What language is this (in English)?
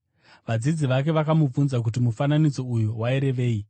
Shona